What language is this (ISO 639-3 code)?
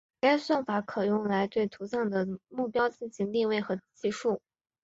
zho